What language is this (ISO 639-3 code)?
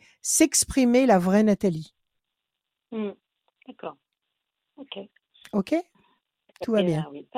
fra